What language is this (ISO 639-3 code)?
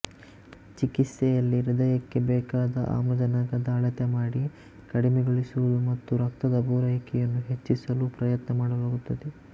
kan